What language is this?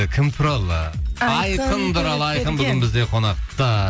Kazakh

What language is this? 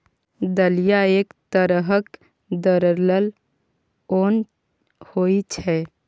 Maithili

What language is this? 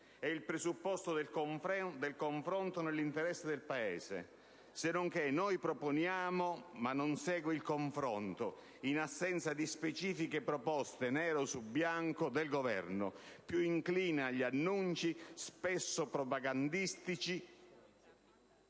Italian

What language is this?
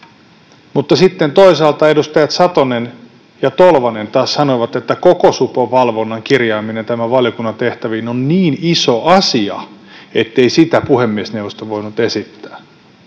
Finnish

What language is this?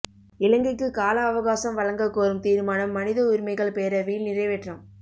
Tamil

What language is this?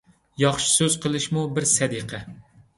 Uyghur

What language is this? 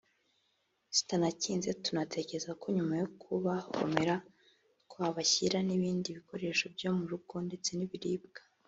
Kinyarwanda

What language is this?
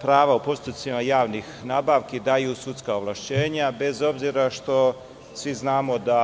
Serbian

